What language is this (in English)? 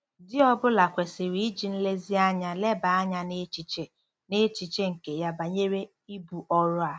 Igbo